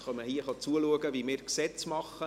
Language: Swiss German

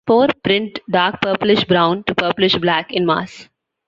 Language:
English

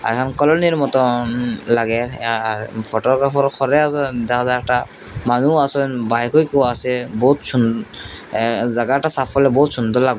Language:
Bangla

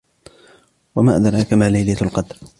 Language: Arabic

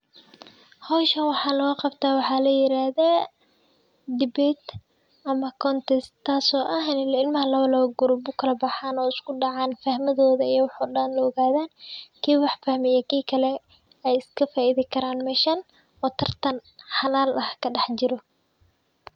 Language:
Somali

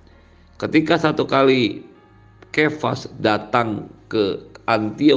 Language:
Indonesian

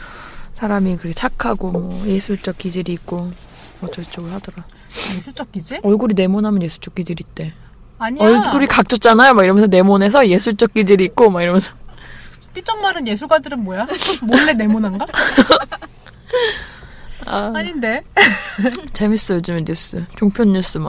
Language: Korean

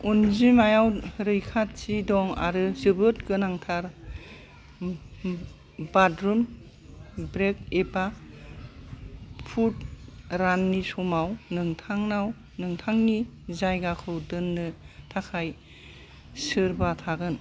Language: Bodo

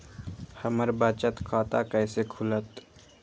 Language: Magahi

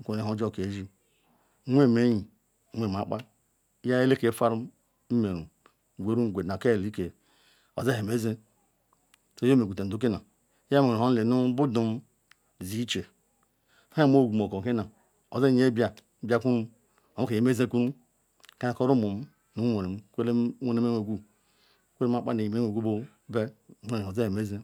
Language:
Ikwere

